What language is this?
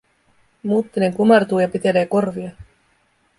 Finnish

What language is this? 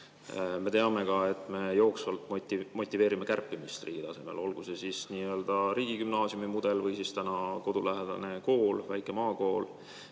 Estonian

